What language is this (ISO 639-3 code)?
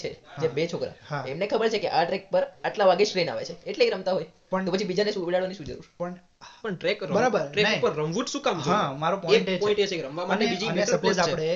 guj